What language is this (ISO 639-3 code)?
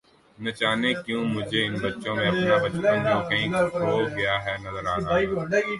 urd